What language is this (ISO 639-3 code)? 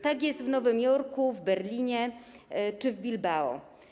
pol